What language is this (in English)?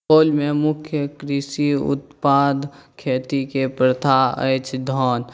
Maithili